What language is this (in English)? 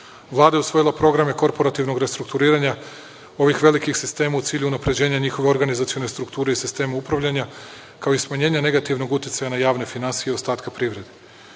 Serbian